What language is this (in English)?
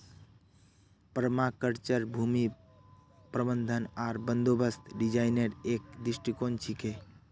Magahi